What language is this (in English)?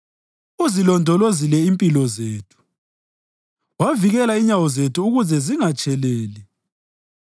North Ndebele